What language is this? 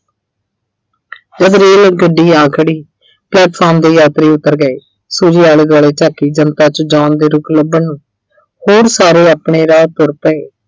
Punjabi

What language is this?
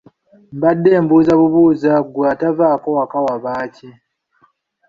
Ganda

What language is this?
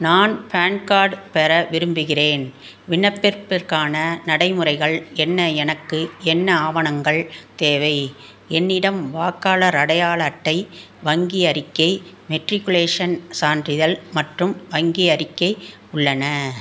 Tamil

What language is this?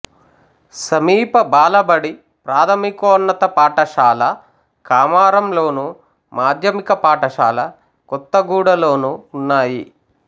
Telugu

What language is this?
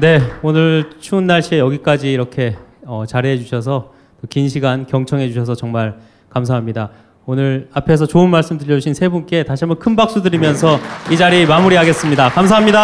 Korean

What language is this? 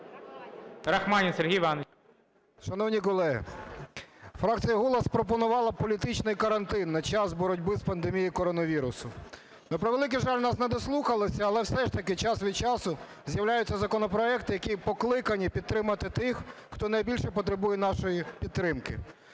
Ukrainian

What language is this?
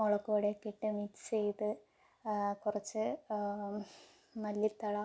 Malayalam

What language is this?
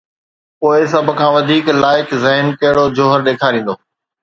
Sindhi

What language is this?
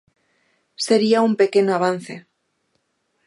Galician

